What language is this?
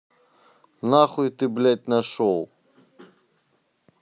Russian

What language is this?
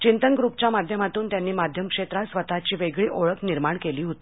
Marathi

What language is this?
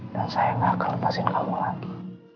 Indonesian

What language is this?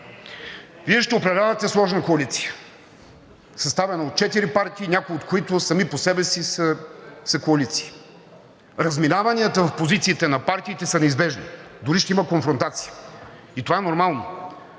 Bulgarian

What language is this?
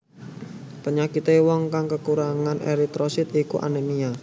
Javanese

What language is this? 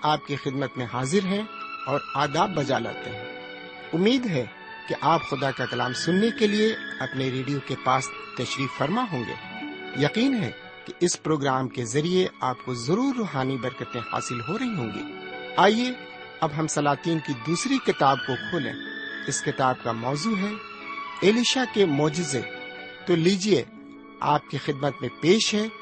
Urdu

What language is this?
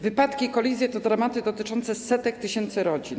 Polish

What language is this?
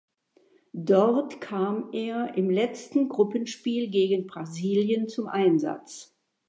German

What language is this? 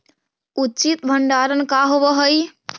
Magahi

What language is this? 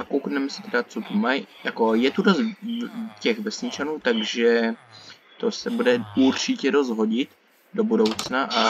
Czech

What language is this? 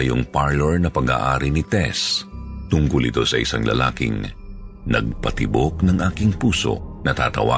Filipino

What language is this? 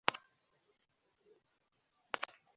Kinyarwanda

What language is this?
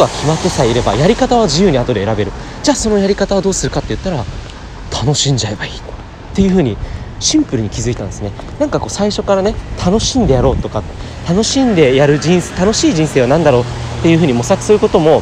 Japanese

